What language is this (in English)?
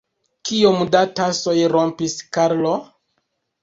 Esperanto